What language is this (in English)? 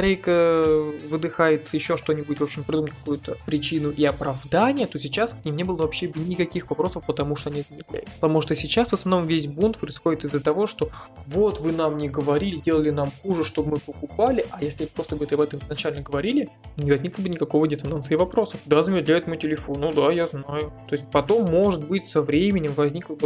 Russian